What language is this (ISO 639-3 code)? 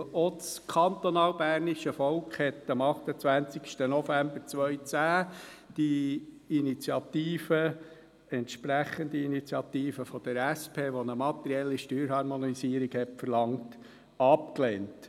gsw